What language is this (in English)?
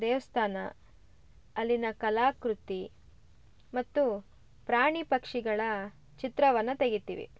Kannada